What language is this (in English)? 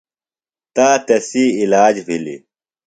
Phalura